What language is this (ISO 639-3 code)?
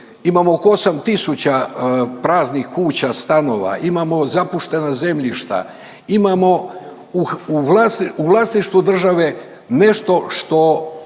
hrv